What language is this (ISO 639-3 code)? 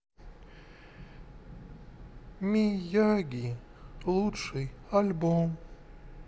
rus